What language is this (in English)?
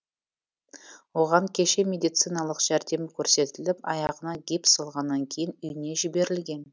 Kazakh